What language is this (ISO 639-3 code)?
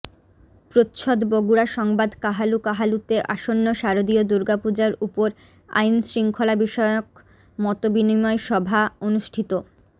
ben